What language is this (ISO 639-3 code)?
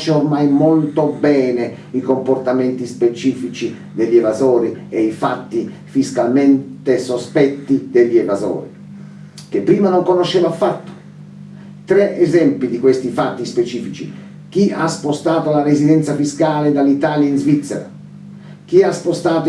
ita